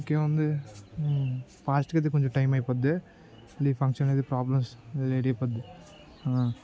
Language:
Telugu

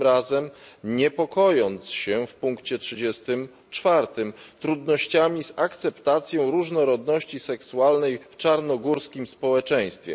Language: Polish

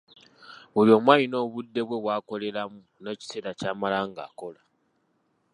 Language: Ganda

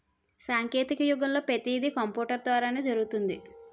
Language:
Telugu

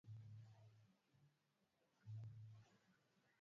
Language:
Swahili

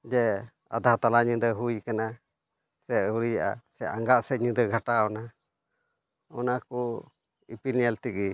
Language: Santali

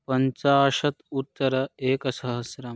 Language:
Sanskrit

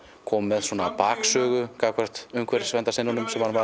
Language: Icelandic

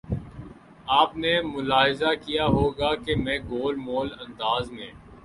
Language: Urdu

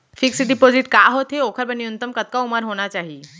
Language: Chhattisgarhi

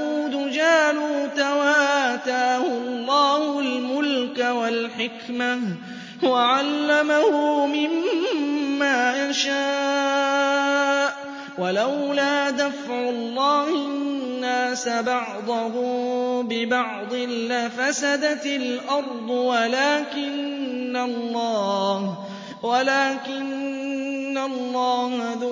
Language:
Arabic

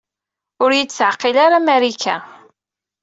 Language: Kabyle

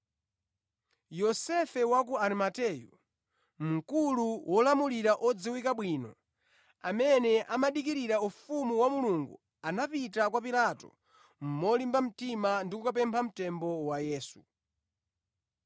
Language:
Nyanja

